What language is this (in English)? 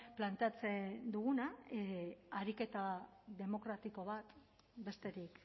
Basque